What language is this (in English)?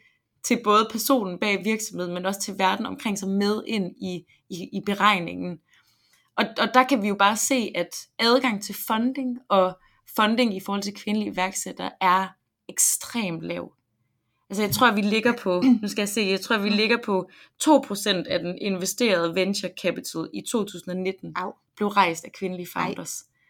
Danish